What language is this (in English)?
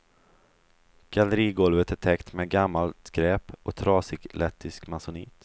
Swedish